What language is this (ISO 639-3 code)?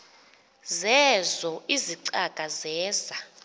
xho